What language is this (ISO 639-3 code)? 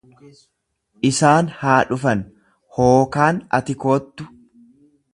orm